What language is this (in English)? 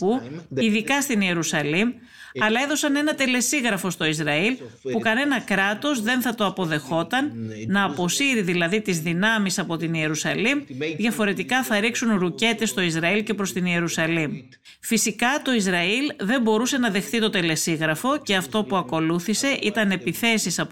Greek